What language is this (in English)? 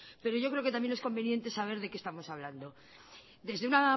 Spanish